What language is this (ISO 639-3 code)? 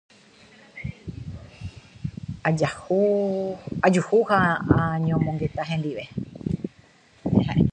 grn